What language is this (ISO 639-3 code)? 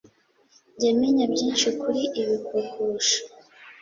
kin